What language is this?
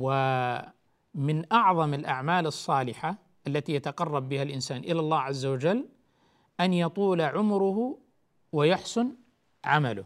Arabic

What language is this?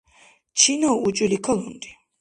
Dargwa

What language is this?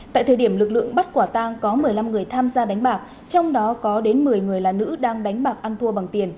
Vietnamese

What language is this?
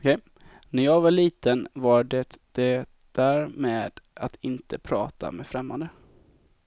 Swedish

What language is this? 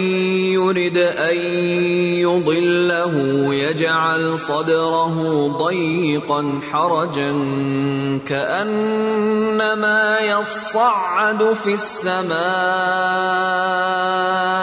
Urdu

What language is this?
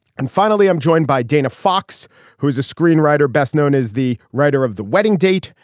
English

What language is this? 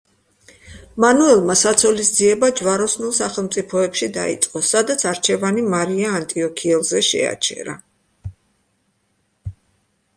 Georgian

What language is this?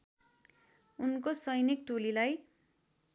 Nepali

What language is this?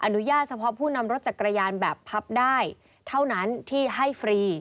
Thai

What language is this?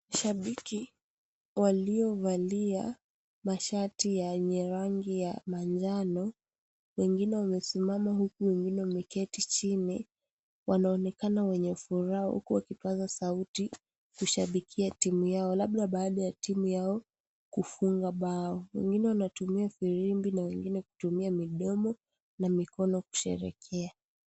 Swahili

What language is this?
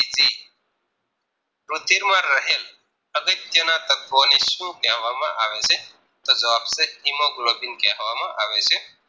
Gujarati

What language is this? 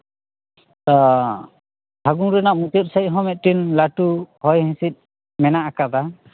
Santali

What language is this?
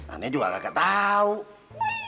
Indonesian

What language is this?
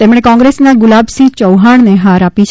Gujarati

